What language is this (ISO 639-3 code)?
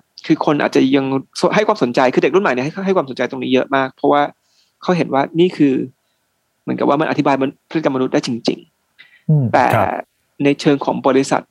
tha